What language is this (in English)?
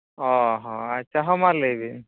Santali